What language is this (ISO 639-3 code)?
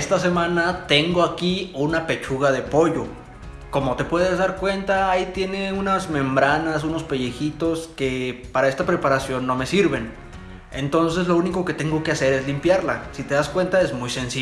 spa